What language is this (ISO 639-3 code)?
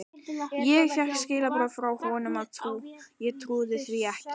isl